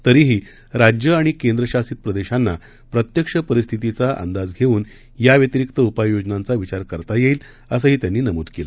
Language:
Marathi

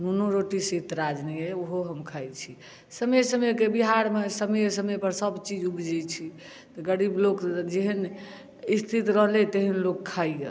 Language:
Maithili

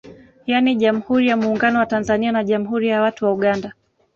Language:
Swahili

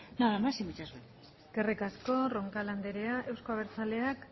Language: Basque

